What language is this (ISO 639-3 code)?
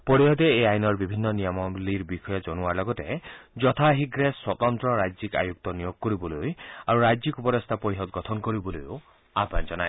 asm